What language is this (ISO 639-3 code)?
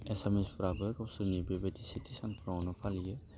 brx